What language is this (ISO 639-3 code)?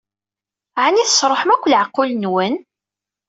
kab